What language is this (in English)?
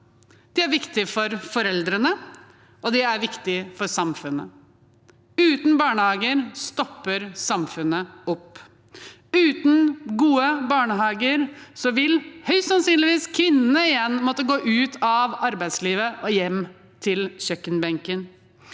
Norwegian